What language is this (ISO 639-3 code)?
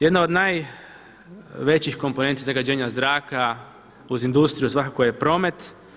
hrv